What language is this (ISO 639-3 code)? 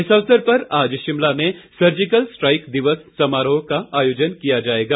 hin